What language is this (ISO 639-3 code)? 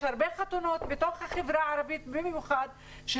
heb